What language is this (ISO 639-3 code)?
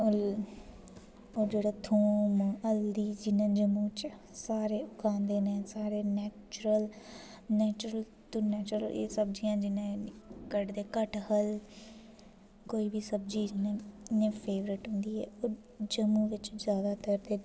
doi